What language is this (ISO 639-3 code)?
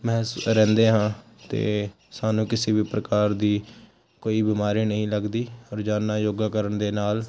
pan